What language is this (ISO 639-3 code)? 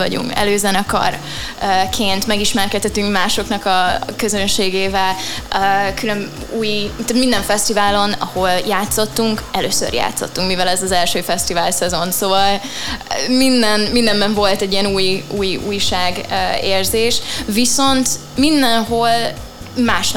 hun